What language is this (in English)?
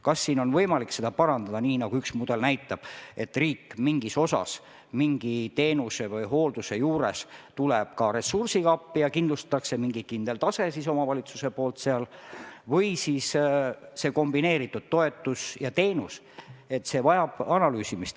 Estonian